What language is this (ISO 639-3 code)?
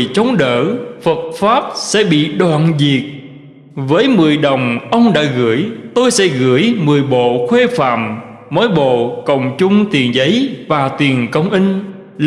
vie